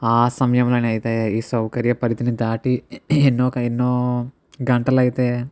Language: Telugu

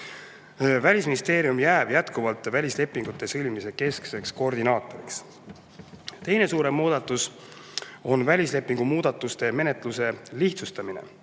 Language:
Estonian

